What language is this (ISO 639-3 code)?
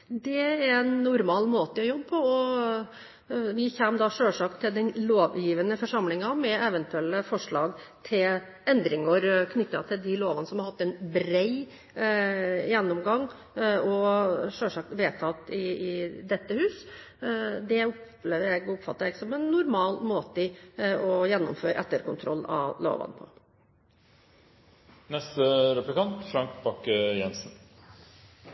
nob